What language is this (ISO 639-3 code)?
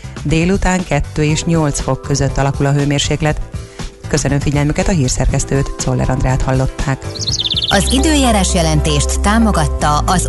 hun